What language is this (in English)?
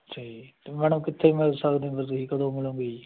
Punjabi